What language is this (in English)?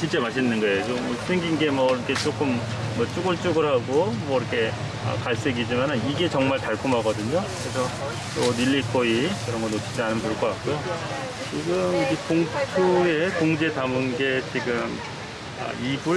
Korean